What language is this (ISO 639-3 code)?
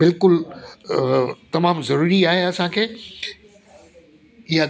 snd